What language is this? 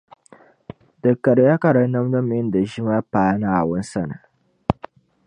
Dagbani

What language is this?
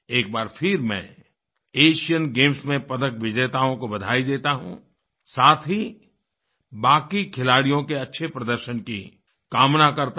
Hindi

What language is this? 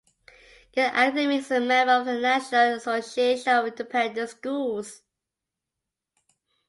English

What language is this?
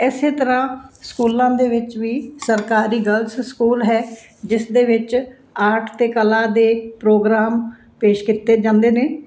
Punjabi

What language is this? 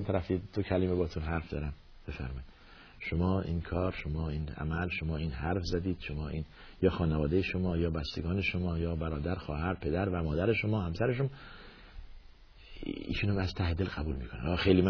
Persian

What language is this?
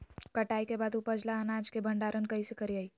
Magahi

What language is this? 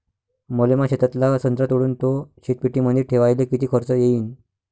Marathi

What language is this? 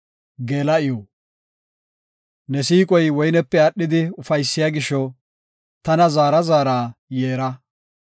Gofa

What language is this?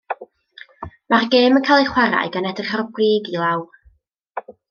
Welsh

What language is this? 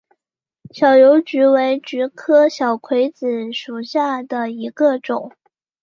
Chinese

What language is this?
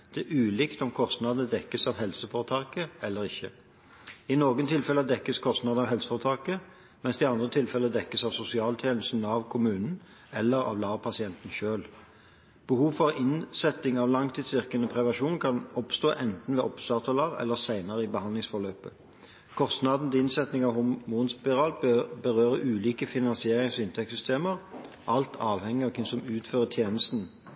Norwegian Bokmål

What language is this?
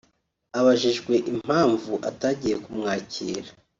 Kinyarwanda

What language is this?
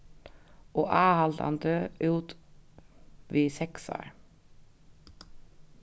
Faroese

